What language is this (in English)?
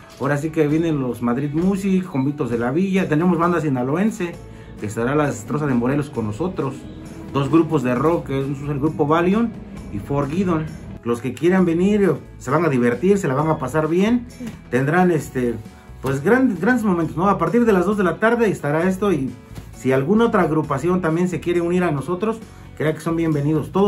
Spanish